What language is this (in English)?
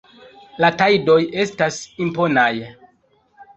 Esperanto